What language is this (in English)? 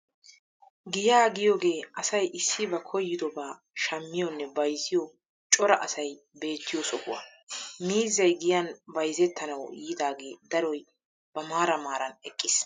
Wolaytta